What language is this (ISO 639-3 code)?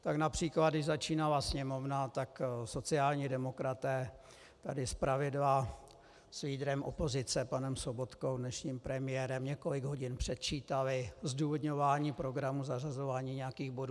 ces